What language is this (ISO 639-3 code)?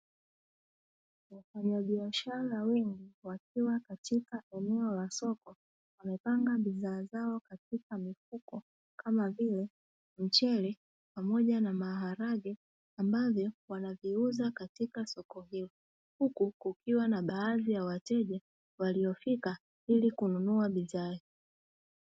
swa